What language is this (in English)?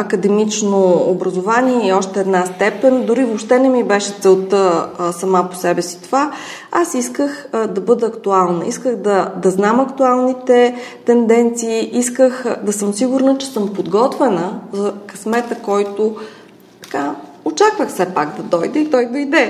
Bulgarian